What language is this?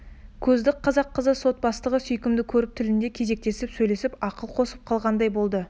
Kazakh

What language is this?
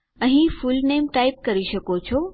Gujarati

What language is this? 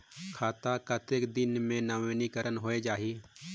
Chhattisgarhi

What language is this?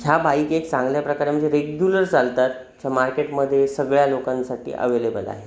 Marathi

